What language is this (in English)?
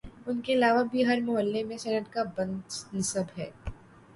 Urdu